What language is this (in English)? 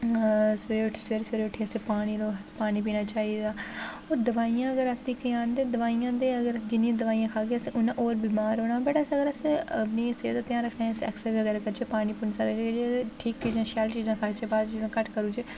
Dogri